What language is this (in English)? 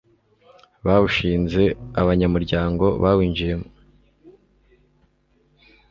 Kinyarwanda